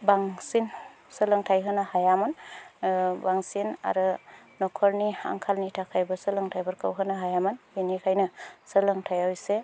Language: Bodo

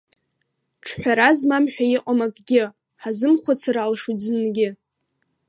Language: Abkhazian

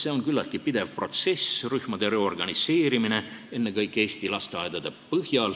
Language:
Estonian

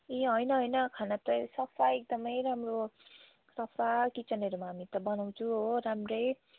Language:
Nepali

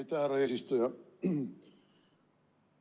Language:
Estonian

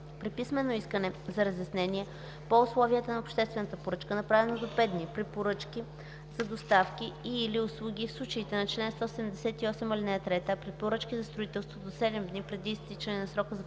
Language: Bulgarian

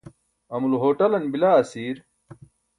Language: Burushaski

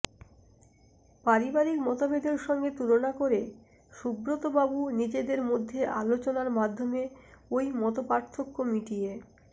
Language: Bangla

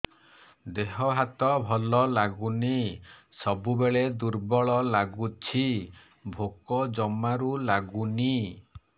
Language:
Odia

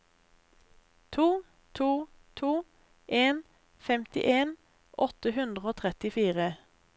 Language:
Norwegian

